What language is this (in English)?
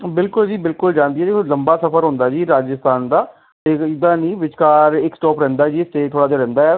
Punjabi